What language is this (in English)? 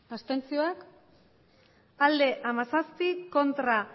Basque